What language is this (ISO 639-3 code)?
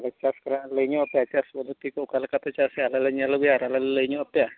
sat